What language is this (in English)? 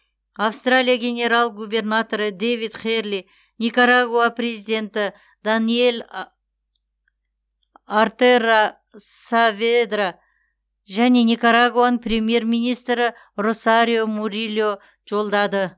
Kazakh